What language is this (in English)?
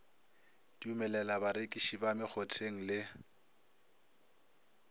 Northern Sotho